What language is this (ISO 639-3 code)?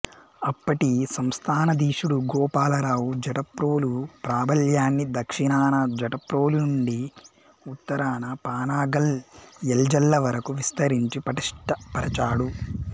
tel